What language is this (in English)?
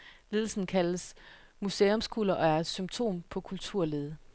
Danish